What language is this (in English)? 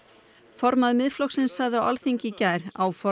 Icelandic